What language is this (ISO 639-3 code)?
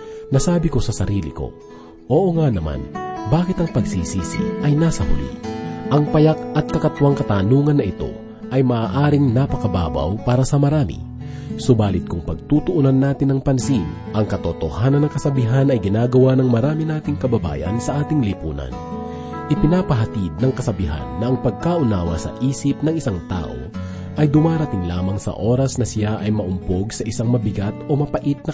fil